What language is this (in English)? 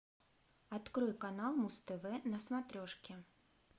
Russian